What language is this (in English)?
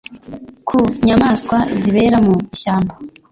Kinyarwanda